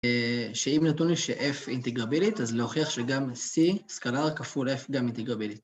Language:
Hebrew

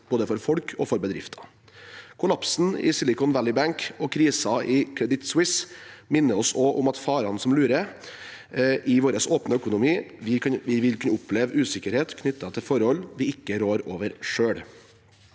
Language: Norwegian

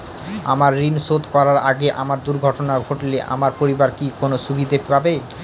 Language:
Bangla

